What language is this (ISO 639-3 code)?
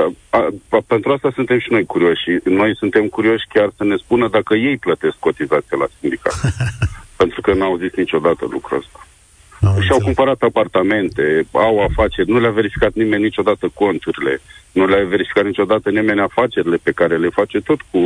ron